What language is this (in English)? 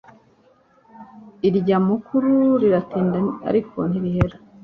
Kinyarwanda